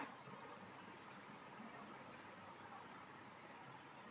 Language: Hindi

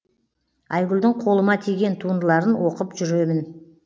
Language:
Kazakh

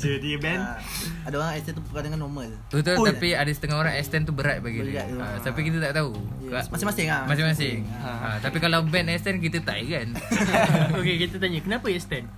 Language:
Malay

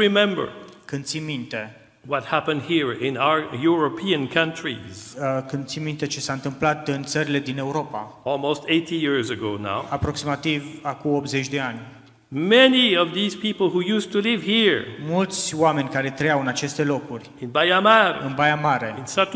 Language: Romanian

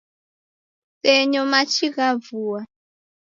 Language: Taita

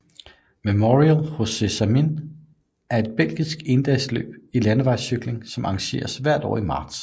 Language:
Danish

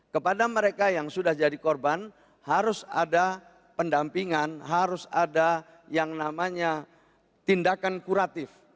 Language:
Indonesian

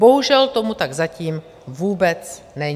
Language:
Czech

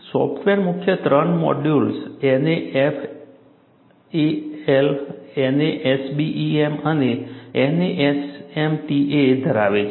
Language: Gujarati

